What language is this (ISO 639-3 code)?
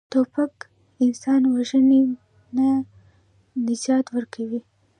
pus